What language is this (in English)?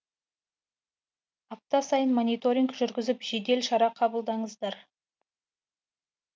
Kazakh